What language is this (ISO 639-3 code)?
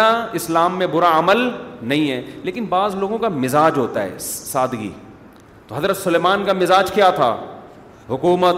urd